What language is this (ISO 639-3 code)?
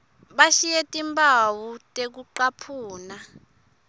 ssw